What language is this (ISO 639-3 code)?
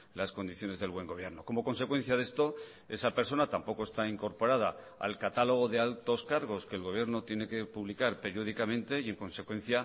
spa